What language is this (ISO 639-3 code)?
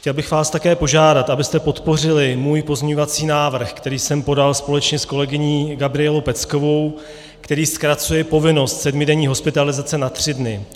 ces